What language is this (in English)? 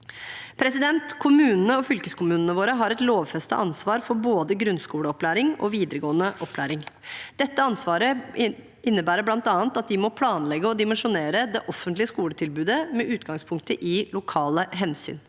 Norwegian